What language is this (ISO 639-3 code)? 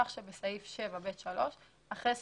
heb